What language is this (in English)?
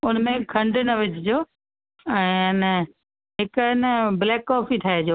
Sindhi